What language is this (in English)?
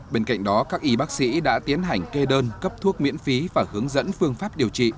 Vietnamese